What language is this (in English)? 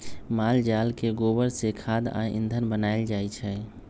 Magahi